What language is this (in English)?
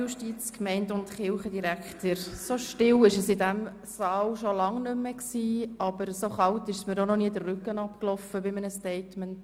Swiss German